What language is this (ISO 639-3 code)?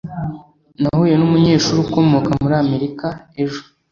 kin